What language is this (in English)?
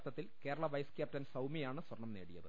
Malayalam